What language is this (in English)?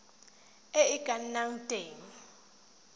Tswana